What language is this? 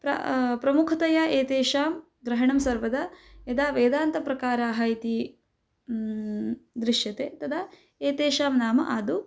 Sanskrit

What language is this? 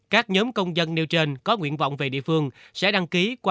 Vietnamese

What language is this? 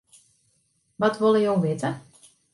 Western Frisian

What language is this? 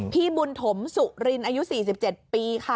Thai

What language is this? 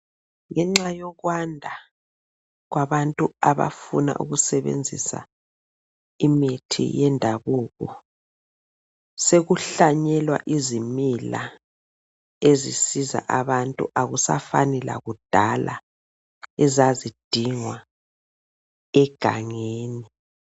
North Ndebele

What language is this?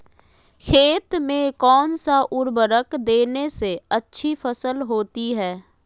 Magahi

